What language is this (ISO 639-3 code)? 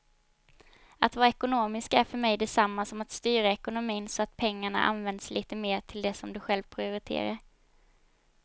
swe